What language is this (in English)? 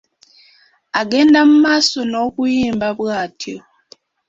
Ganda